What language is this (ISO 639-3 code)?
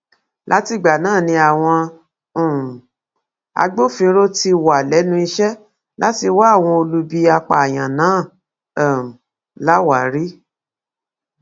yor